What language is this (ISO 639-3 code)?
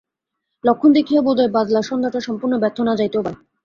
ben